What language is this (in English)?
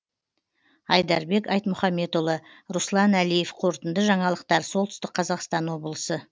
Kazakh